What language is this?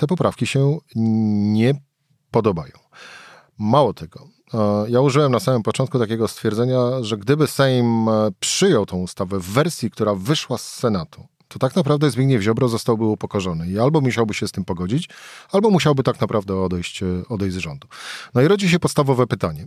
Polish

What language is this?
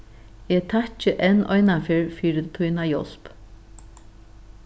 Faroese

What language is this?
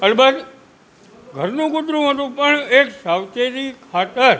Gujarati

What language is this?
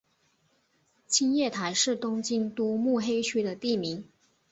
Chinese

